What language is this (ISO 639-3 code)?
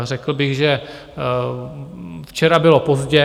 ces